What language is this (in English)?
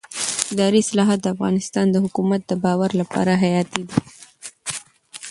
Pashto